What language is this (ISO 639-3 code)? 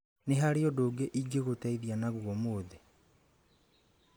kik